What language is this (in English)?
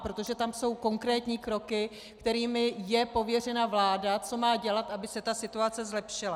Czech